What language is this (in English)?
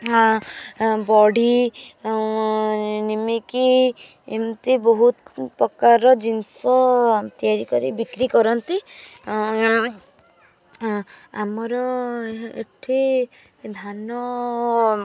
Odia